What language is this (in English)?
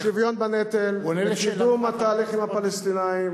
Hebrew